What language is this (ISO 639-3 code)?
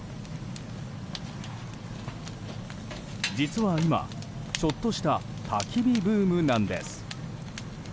jpn